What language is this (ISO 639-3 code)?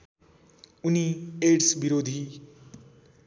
nep